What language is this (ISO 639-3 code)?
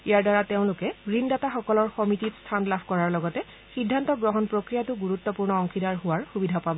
asm